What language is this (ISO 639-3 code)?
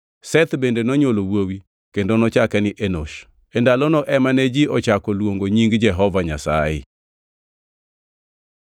luo